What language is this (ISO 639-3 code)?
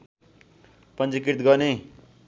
nep